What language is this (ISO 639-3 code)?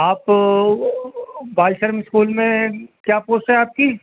urd